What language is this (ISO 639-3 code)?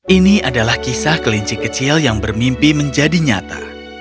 ind